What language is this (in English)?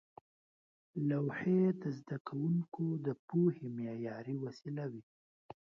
Pashto